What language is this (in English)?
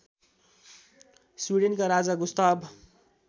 Nepali